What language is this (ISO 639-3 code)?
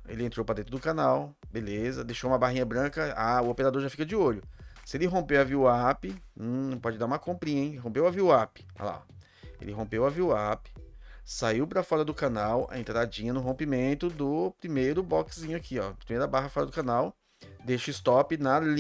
por